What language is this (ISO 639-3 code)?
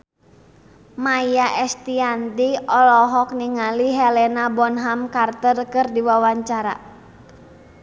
sun